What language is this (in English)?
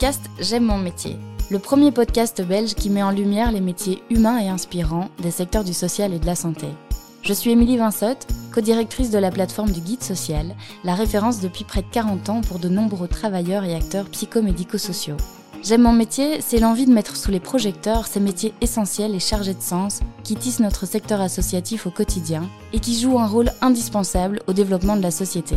French